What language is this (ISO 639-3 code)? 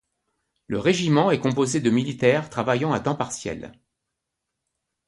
fra